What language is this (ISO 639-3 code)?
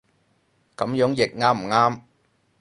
yue